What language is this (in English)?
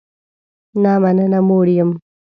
Pashto